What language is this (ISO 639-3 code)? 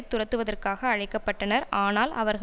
tam